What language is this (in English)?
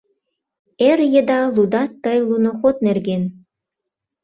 Mari